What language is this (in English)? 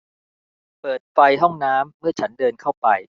Thai